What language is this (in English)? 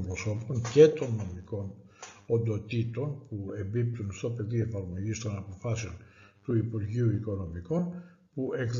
Greek